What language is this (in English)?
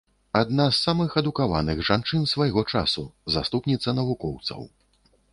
Belarusian